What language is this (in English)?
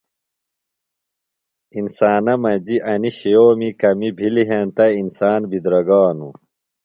Phalura